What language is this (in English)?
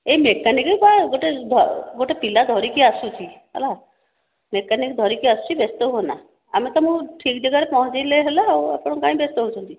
Odia